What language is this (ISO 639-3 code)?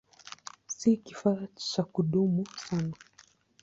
swa